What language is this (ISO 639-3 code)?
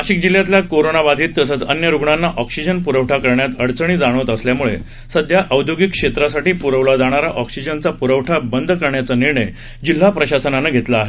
mar